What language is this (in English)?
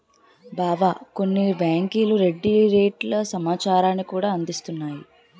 Telugu